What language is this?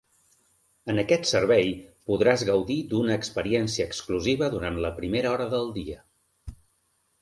Catalan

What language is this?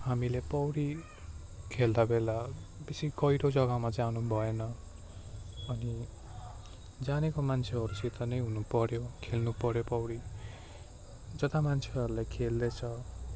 Nepali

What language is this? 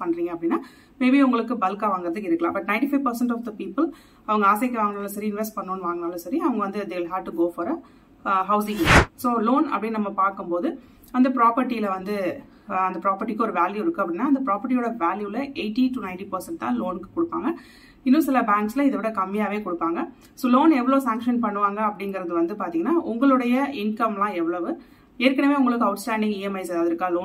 Tamil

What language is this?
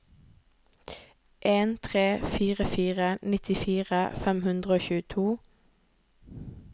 Norwegian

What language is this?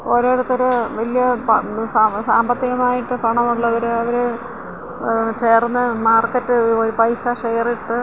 Malayalam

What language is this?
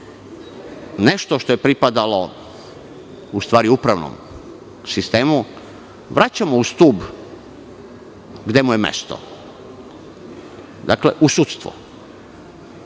Serbian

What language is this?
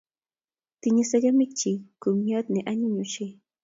Kalenjin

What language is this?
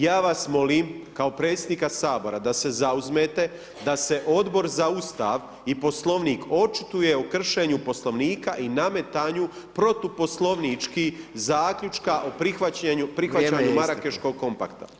Croatian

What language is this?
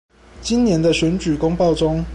Chinese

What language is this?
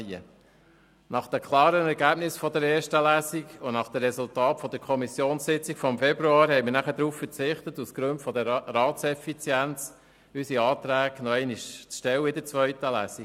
Swiss German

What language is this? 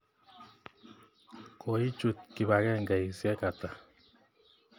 Kalenjin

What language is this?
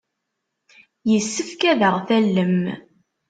Kabyle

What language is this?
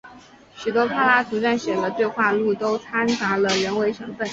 Chinese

